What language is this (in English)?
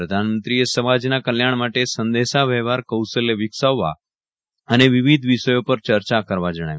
Gujarati